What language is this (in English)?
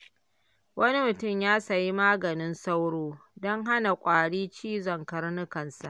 Hausa